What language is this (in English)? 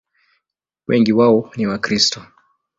Swahili